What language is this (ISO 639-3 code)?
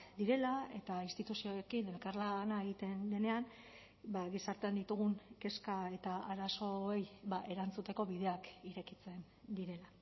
eus